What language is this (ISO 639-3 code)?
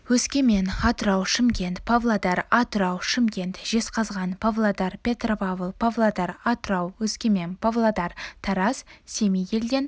kaz